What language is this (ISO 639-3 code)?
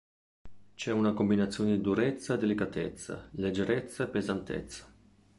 ita